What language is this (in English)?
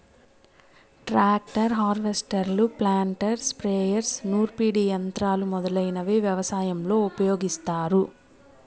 Telugu